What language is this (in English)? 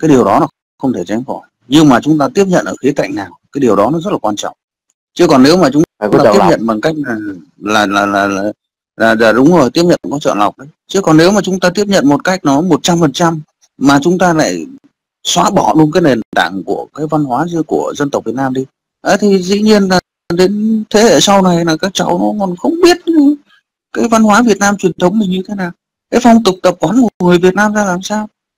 Vietnamese